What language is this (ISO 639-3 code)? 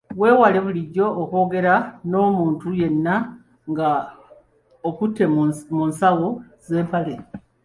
lug